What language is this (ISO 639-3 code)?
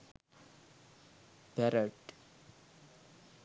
sin